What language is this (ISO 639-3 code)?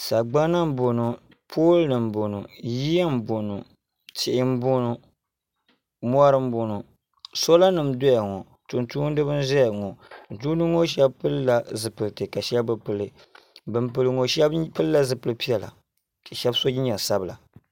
dag